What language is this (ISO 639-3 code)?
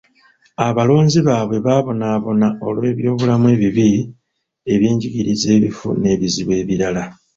lug